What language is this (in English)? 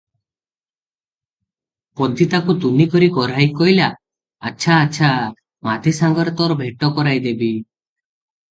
Odia